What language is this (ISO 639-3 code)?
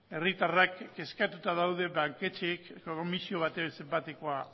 eus